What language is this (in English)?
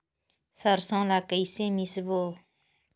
Chhattisgarhi